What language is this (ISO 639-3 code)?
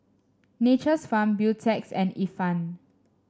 eng